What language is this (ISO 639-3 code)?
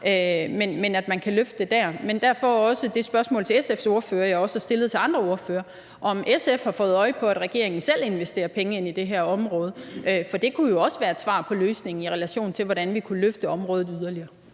dan